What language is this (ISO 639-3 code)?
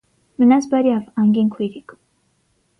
hye